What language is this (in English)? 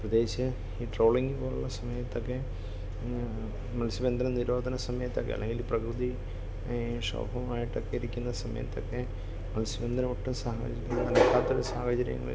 Malayalam